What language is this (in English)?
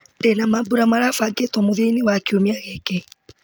Kikuyu